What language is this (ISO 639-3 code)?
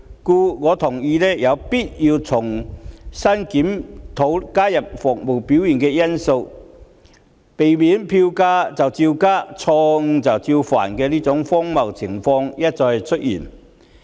yue